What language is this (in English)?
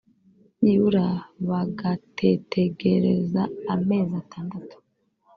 Kinyarwanda